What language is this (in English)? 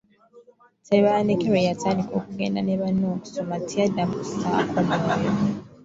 Ganda